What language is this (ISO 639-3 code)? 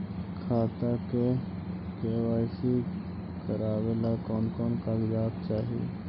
mag